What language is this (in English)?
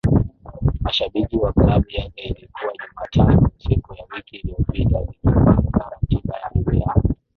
Swahili